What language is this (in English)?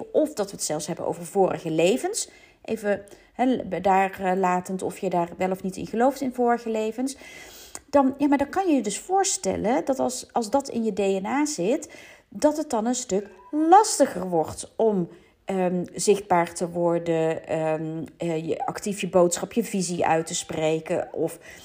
Dutch